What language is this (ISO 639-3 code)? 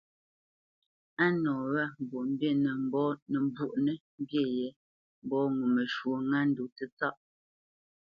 bce